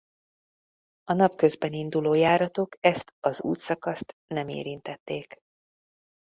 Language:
Hungarian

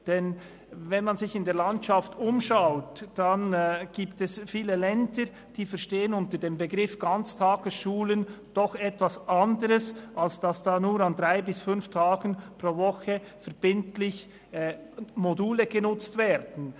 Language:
Swiss German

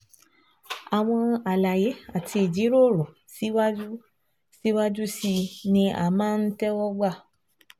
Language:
Yoruba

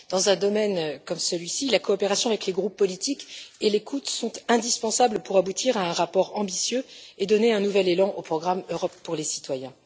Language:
French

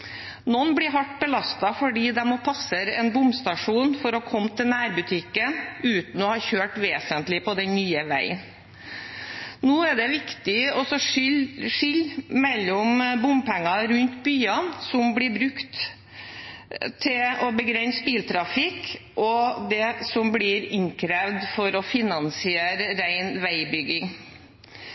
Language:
Norwegian Bokmål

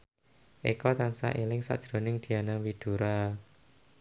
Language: Javanese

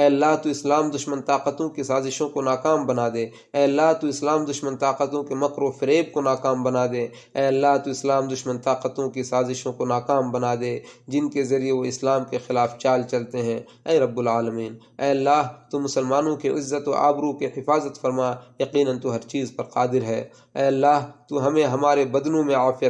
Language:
Urdu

